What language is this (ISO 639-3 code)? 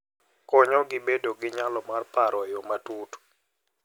luo